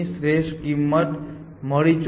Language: Gujarati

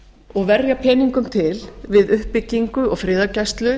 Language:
Icelandic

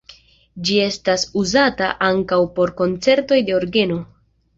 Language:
Esperanto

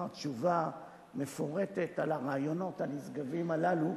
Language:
Hebrew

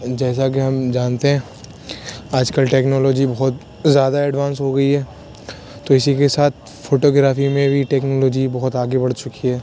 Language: Urdu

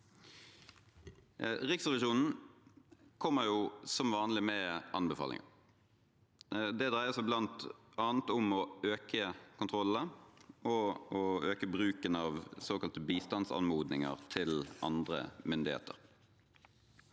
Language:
Norwegian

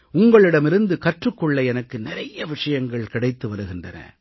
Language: Tamil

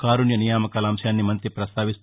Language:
Telugu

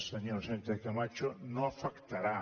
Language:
Catalan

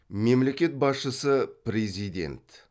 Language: Kazakh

